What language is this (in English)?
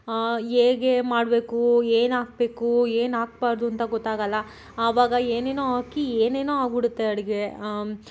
Kannada